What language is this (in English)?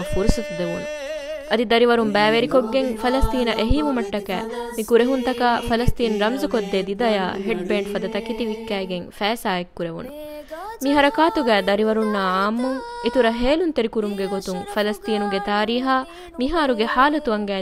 Arabic